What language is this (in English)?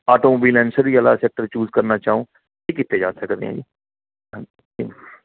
Punjabi